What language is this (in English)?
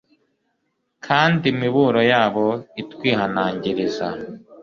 Kinyarwanda